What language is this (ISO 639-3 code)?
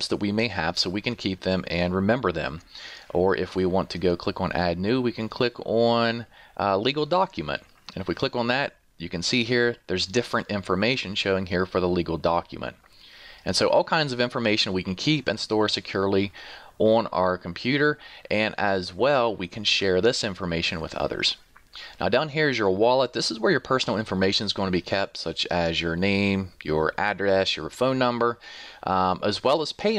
eng